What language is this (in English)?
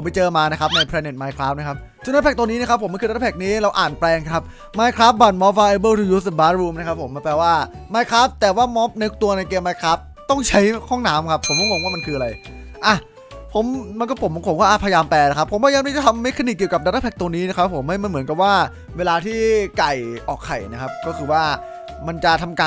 Thai